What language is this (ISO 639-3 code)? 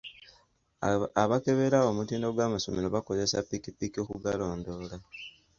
lug